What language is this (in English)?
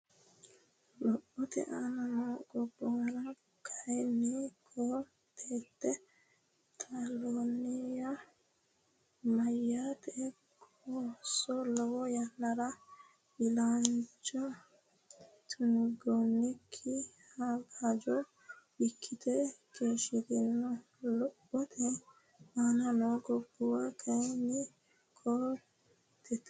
Sidamo